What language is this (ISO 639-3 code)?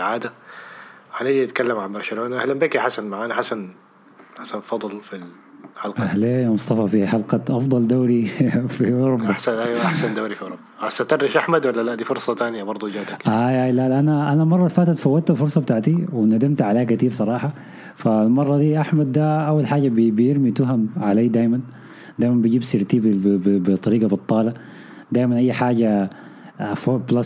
ara